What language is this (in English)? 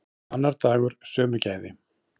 Icelandic